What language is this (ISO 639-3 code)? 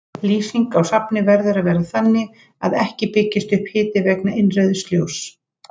isl